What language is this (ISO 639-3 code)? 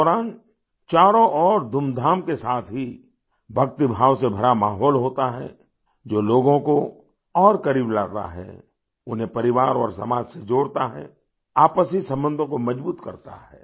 hin